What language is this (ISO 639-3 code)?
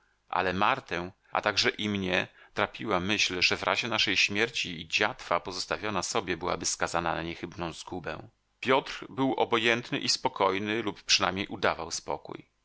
pol